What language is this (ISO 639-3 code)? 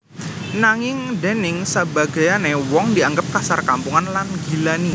jav